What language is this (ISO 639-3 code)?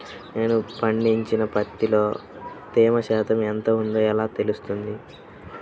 tel